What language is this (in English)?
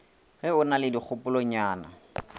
Northern Sotho